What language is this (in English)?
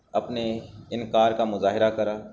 Urdu